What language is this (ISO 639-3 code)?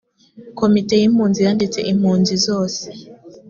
kin